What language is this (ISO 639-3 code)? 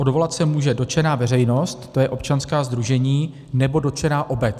ces